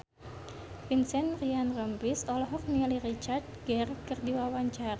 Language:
Sundanese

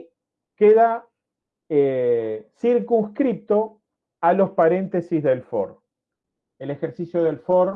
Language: Spanish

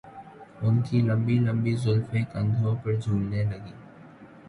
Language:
Urdu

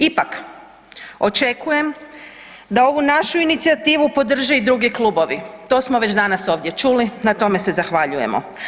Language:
Croatian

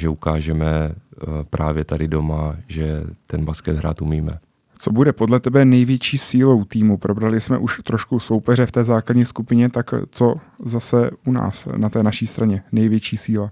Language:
Czech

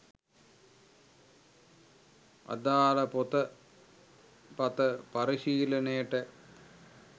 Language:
Sinhala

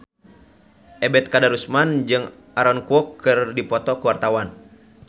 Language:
Sundanese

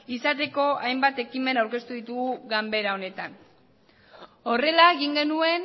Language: Basque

